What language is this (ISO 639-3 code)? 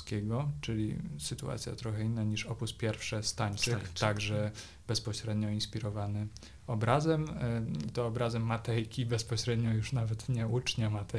pol